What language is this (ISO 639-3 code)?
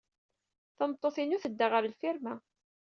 kab